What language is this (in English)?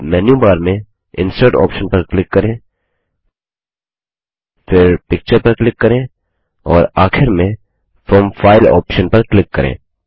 Hindi